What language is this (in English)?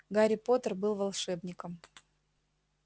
Russian